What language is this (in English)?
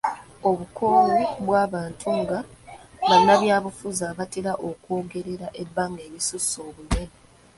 Ganda